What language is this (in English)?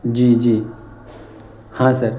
Urdu